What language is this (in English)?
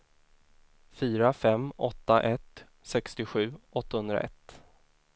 Swedish